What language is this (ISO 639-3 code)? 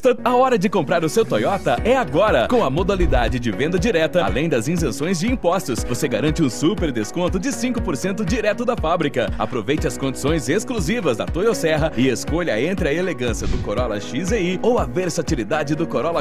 por